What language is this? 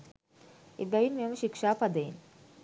Sinhala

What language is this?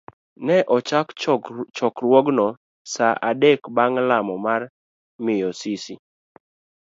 Luo (Kenya and Tanzania)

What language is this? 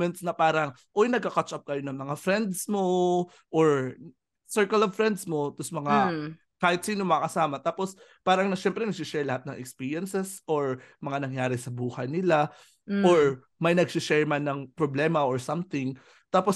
Filipino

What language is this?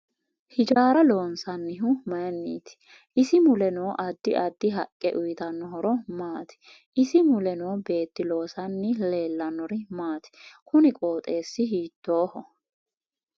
Sidamo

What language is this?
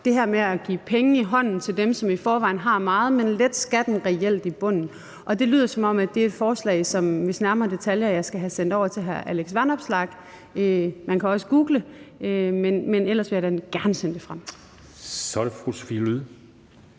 Danish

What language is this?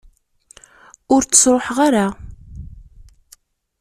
Kabyle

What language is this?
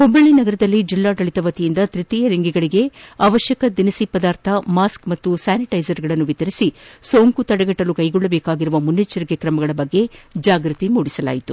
Kannada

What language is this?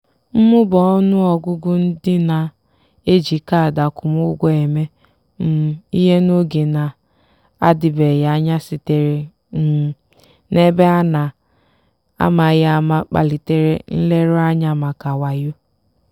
Igbo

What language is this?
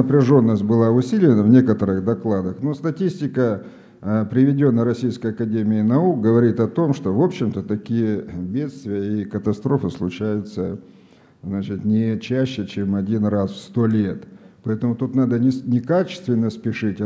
Russian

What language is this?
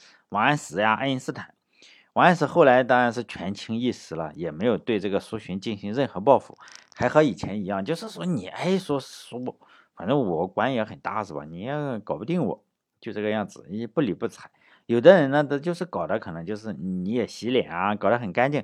Chinese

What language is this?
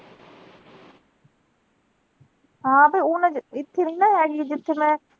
Punjabi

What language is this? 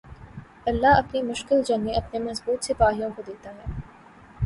Urdu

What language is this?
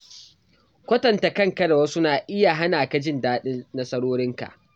Hausa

